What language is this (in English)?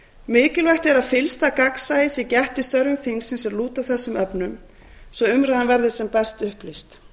Icelandic